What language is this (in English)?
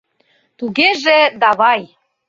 Mari